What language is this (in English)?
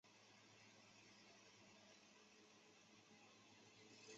Chinese